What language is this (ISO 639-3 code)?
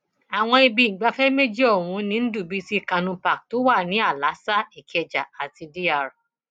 yor